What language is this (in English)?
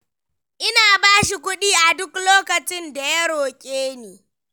Hausa